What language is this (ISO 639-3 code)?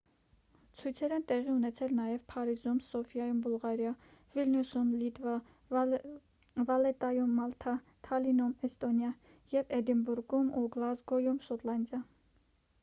hye